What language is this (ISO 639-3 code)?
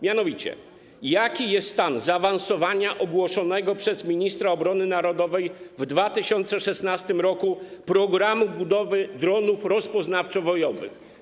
pol